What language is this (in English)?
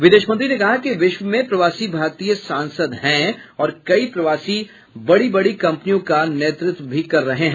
Hindi